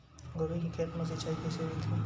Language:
Chhattisgarhi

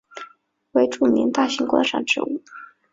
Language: Chinese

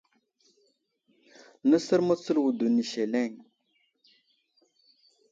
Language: Wuzlam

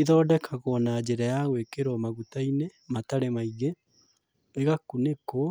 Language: Kikuyu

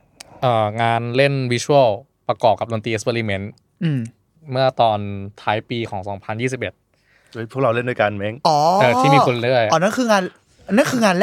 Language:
Thai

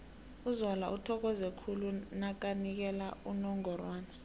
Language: South Ndebele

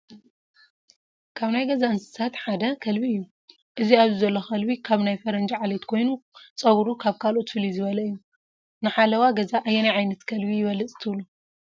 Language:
Tigrinya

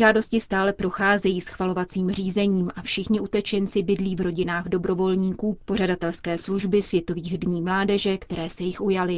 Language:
Czech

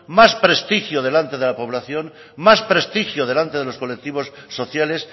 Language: Spanish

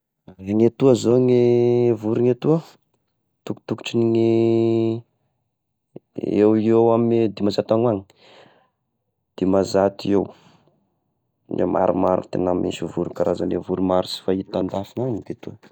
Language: Tesaka Malagasy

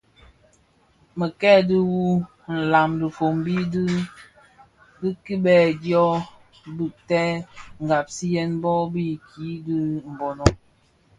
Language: Bafia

